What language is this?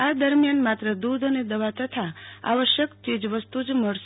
Gujarati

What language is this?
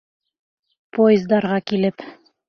Bashkir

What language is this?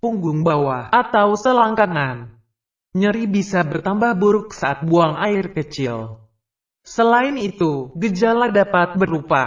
Indonesian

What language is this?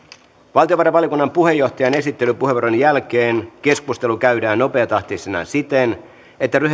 Finnish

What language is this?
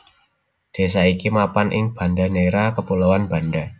Javanese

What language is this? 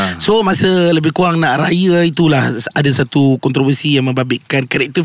Malay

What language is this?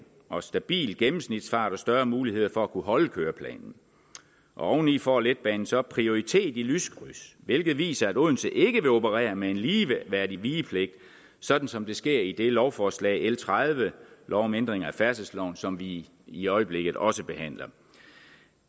Danish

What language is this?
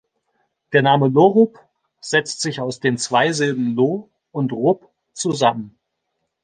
German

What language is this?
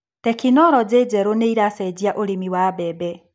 Kikuyu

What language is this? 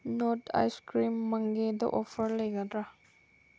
Manipuri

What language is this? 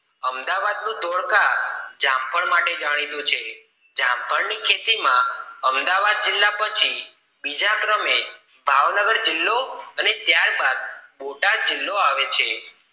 Gujarati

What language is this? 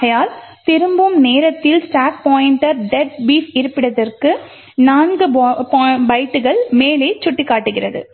Tamil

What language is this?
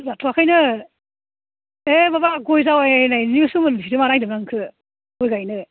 Bodo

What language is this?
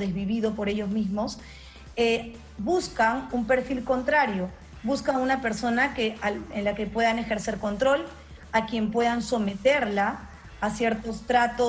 Spanish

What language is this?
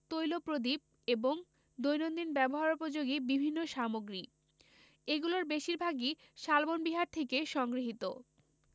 Bangla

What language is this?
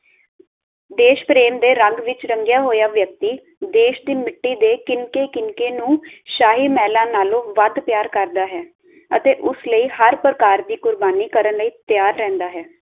Punjabi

